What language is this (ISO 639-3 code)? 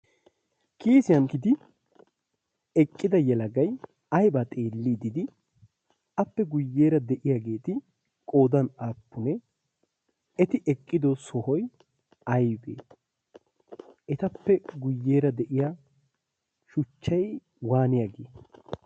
wal